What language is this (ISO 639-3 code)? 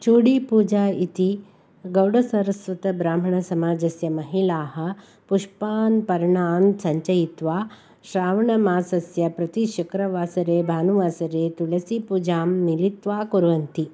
san